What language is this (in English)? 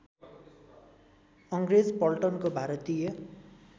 Nepali